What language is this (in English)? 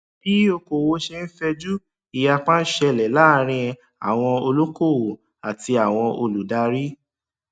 Yoruba